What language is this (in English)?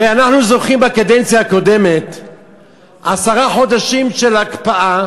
Hebrew